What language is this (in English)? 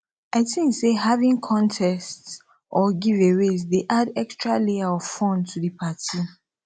Nigerian Pidgin